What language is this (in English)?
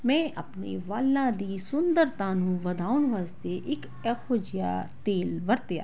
Punjabi